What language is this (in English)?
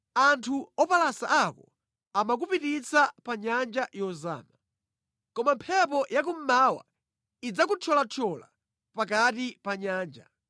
Nyanja